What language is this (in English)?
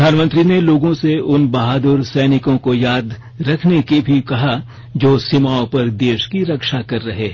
Hindi